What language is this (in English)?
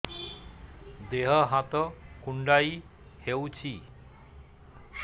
Odia